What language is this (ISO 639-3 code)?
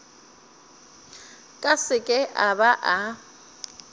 nso